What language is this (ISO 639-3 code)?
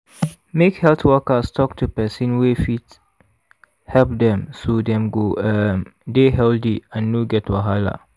pcm